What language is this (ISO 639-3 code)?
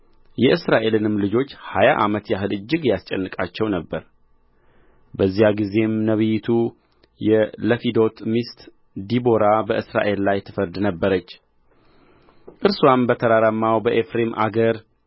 amh